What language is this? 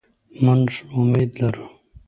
Pashto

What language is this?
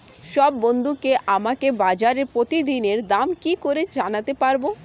Bangla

